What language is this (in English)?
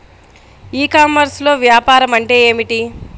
Telugu